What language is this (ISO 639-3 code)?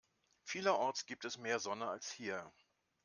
deu